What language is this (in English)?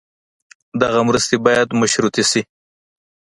Pashto